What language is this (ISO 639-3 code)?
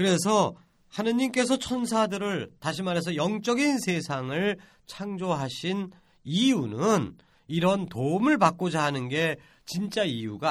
kor